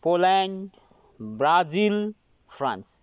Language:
Nepali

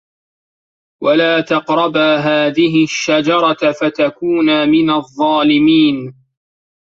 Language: Arabic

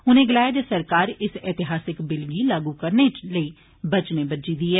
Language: Dogri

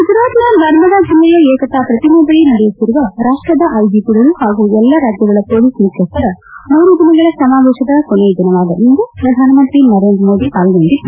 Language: Kannada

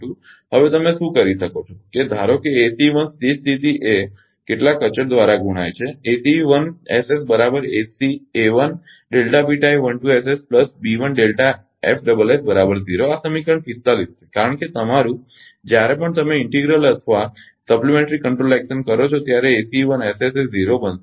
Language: Gujarati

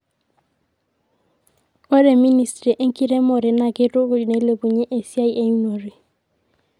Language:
Masai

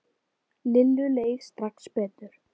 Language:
Icelandic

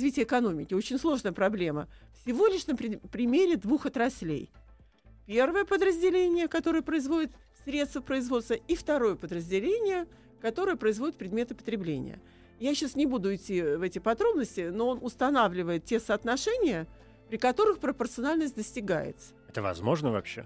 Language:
Russian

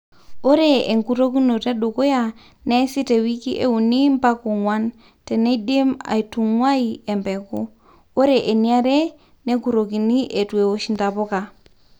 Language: Masai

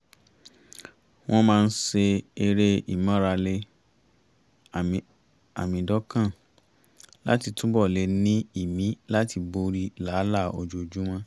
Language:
Yoruba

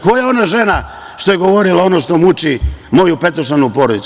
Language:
Serbian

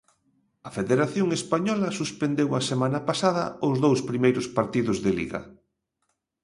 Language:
Galician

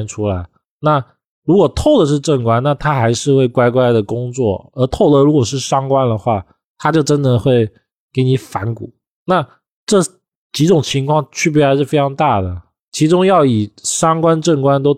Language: Chinese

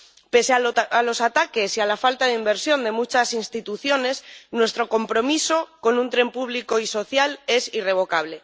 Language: Spanish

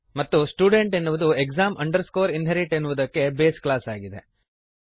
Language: Kannada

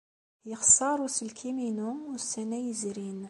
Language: Kabyle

